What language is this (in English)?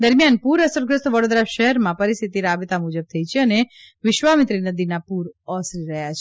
Gujarati